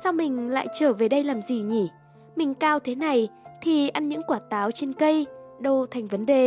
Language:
Vietnamese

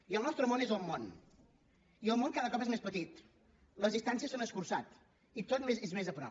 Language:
Catalan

